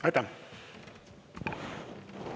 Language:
Estonian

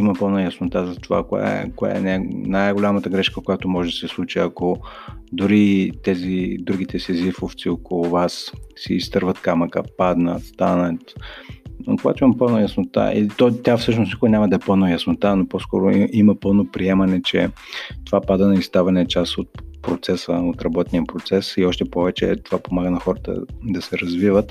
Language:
Bulgarian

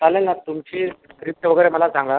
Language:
Marathi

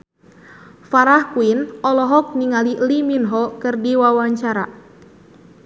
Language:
Sundanese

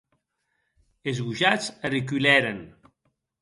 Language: Occitan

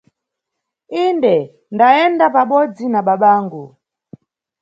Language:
Nyungwe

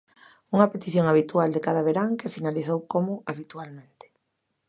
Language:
Galician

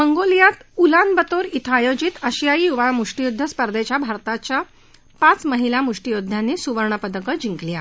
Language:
Marathi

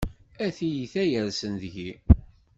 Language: Kabyle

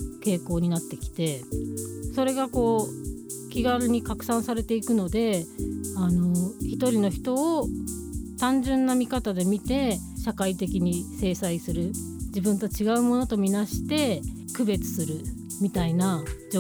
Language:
Japanese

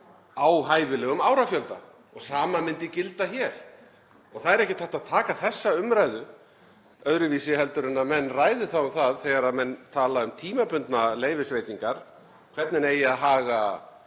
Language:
Icelandic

